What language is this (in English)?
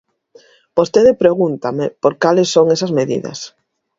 Galician